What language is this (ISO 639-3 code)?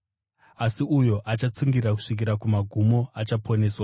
sna